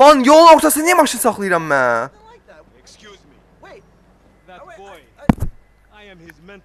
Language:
Turkish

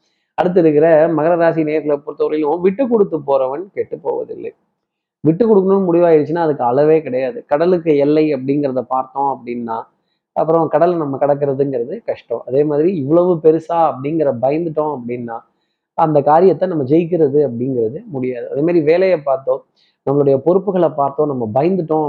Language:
Tamil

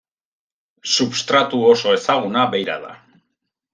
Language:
Basque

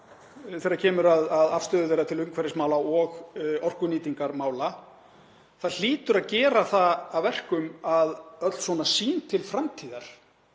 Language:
Icelandic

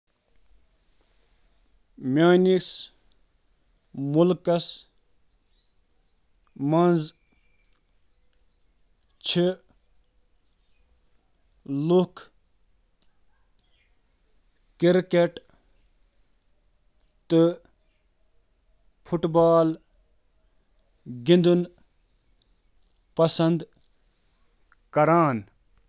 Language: Kashmiri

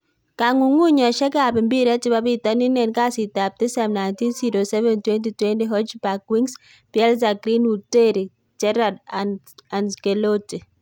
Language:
Kalenjin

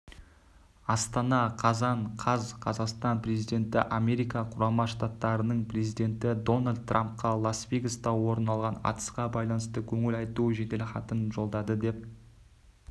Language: Kazakh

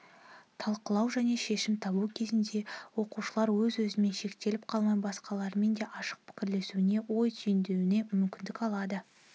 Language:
Kazakh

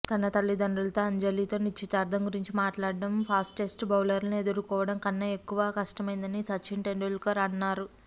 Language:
Telugu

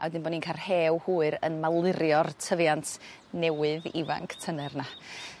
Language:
Welsh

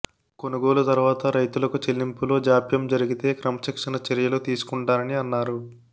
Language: Telugu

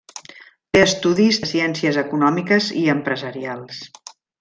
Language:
Catalan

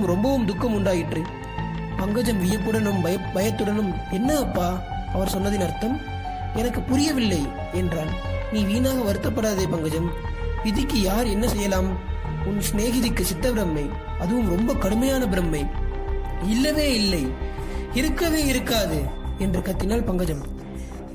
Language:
Tamil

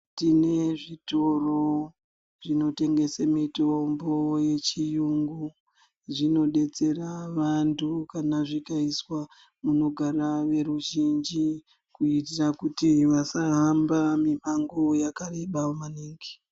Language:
Ndau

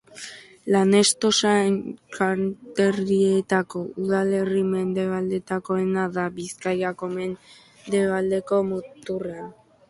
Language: Basque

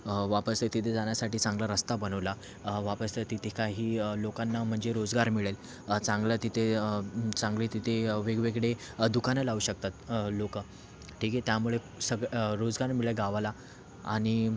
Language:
Marathi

